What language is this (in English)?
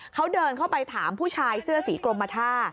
Thai